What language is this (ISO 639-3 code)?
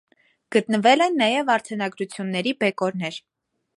hye